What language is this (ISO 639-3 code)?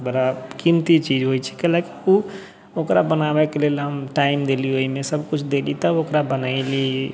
mai